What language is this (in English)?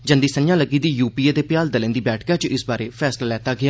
Dogri